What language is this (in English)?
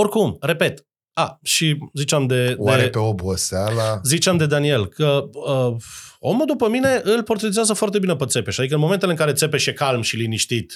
Romanian